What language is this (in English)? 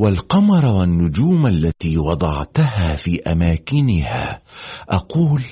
Arabic